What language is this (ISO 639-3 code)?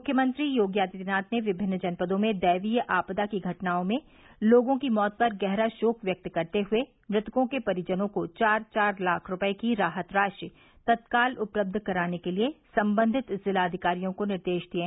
hin